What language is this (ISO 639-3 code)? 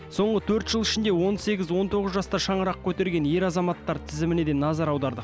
kaz